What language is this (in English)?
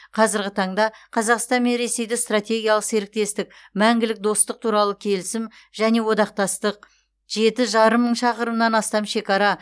Kazakh